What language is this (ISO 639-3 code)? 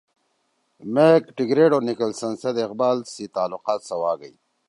trw